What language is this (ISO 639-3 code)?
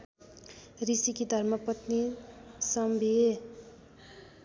nep